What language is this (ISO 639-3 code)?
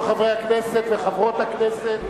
heb